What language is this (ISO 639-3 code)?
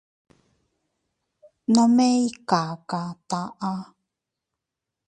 cut